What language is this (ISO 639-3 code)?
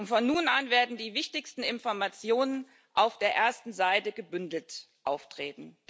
deu